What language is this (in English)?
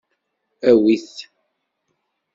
Kabyle